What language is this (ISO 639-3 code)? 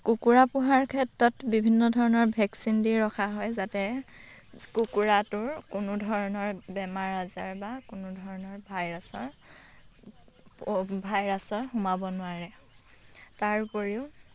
asm